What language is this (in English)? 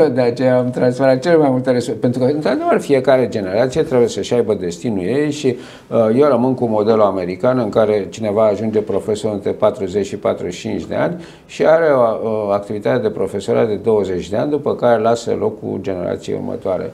Romanian